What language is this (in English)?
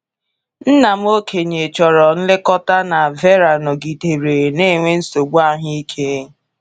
Igbo